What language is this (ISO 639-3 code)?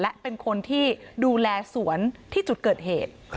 tha